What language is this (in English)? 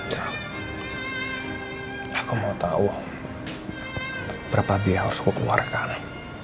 Indonesian